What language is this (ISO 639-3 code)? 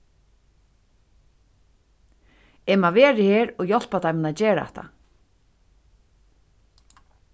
fao